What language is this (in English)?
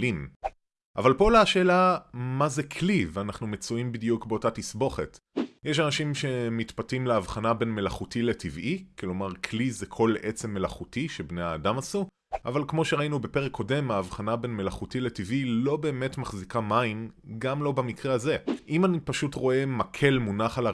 Hebrew